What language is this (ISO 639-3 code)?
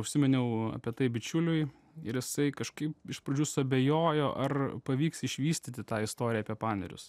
lit